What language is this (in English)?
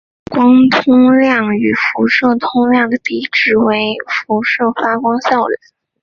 Chinese